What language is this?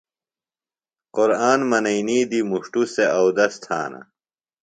Phalura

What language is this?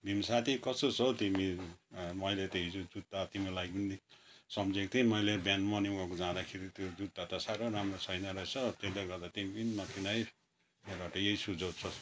Nepali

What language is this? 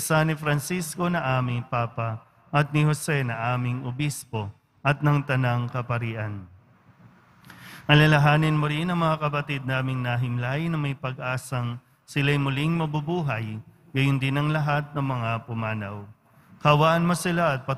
Filipino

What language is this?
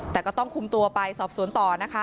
Thai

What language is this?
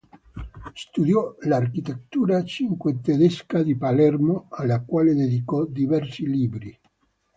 Italian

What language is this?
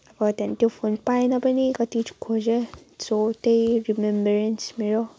Nepali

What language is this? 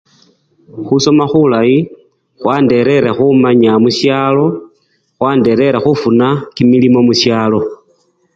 Luyia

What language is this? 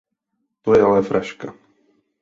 Czech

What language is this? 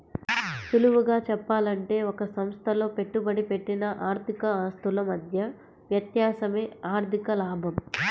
Telugu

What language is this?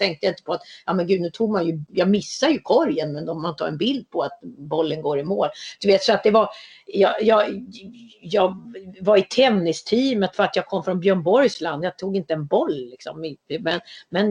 Swedish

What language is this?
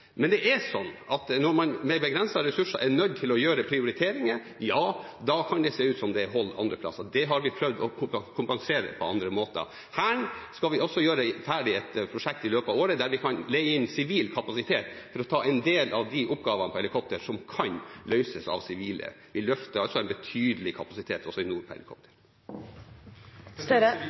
Norwegian Bokmål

